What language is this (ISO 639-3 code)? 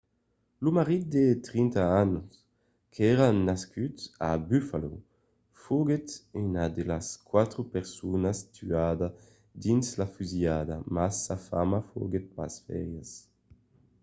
oci